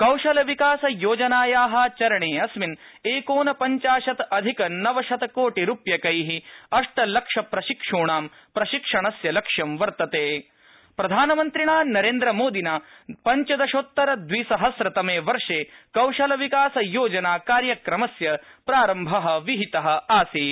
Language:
Sanskrit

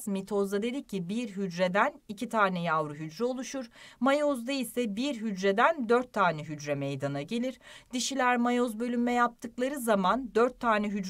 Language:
Turkish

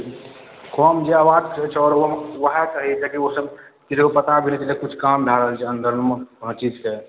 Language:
Maithili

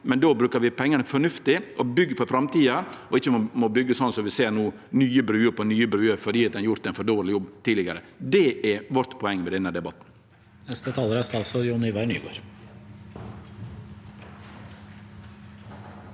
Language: Norwegian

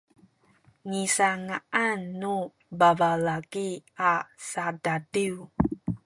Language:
Sakizaya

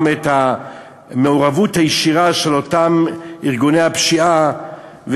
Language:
Hebrew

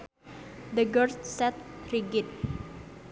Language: Sundanese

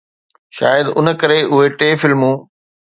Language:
Sindhi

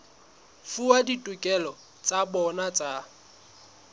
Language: Southern Sotho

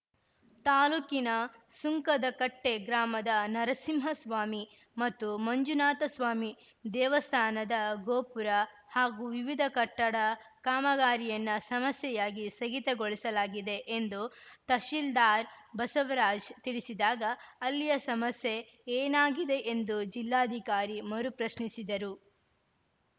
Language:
Kannada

